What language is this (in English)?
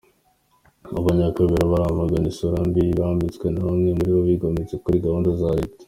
Kinyarwanda